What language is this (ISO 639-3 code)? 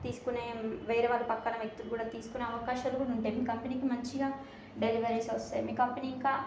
tel